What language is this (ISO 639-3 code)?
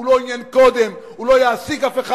heb